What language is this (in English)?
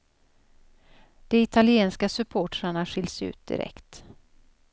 Swedish